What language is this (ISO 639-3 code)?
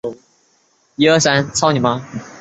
zho